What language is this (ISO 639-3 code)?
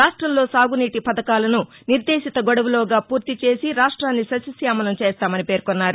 tel